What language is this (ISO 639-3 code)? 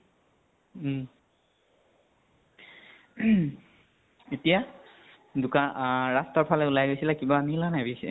asm